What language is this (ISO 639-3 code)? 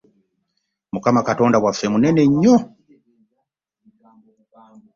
lug